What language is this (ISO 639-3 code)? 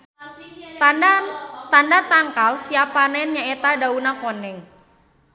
sun